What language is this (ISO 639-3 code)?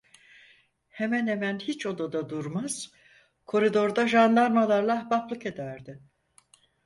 tur